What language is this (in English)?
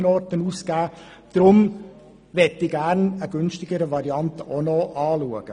Swiss German